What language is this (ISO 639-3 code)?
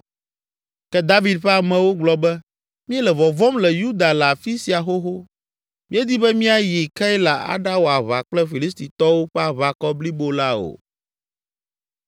ewe